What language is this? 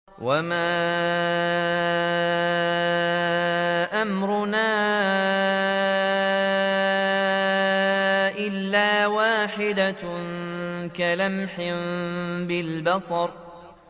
Arabic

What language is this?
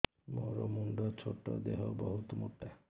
Odia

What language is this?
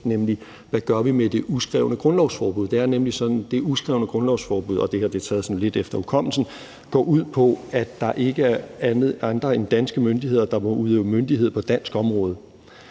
Danish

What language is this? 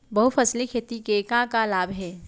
Chhattisgarhi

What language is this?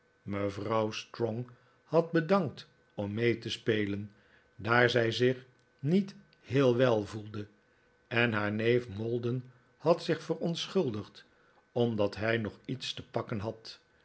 Dutch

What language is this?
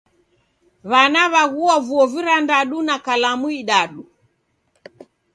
Taita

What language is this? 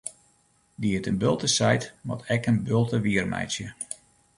Western Frisian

